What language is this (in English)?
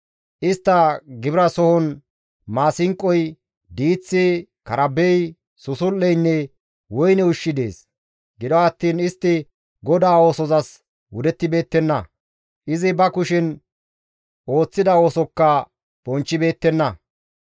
Gamo